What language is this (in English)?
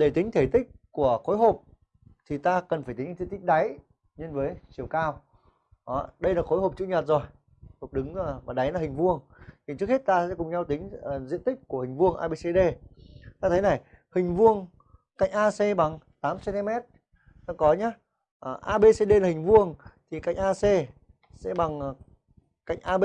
Vietnamese